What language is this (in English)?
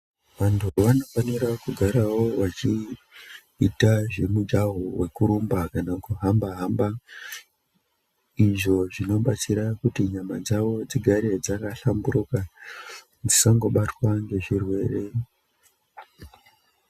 Ndau